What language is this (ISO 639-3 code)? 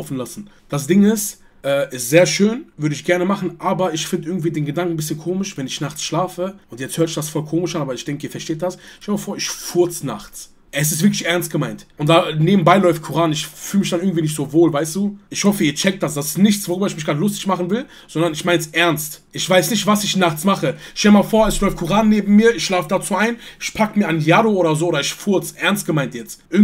deu